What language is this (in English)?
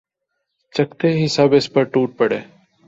Urdu